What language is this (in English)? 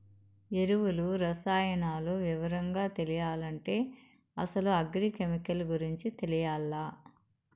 Telugu